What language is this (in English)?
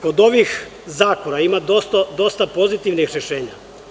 Serbian